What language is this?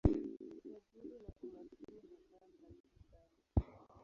Swahili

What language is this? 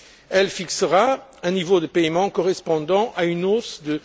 French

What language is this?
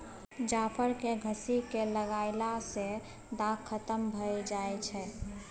Maithili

